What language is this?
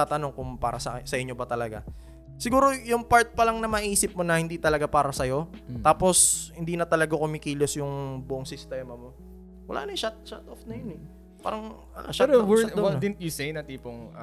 Filipino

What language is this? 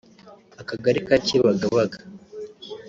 Kinyarwanda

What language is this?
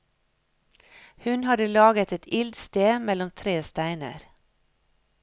Norwegian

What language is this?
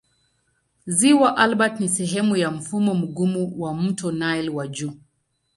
Swahili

